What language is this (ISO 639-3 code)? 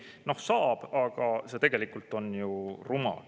est